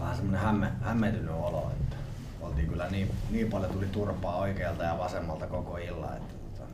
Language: Finnish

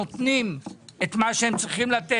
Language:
Hebrew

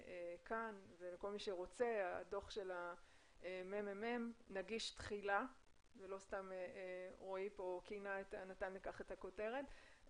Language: Hebrew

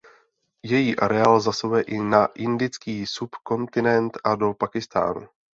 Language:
Czech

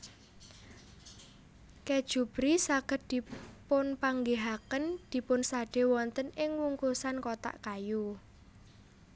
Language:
Javanese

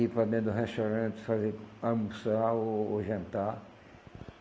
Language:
Portuguese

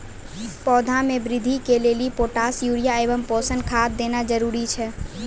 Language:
Maithili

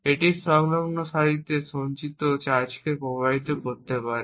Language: Bangla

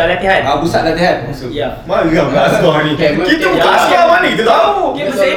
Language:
Malay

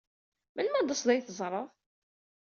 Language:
Kabyle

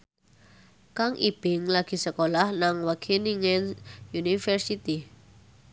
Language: Javanese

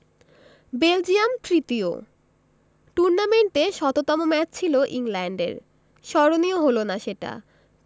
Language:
Bangla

